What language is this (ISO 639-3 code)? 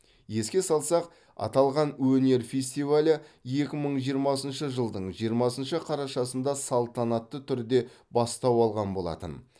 kaz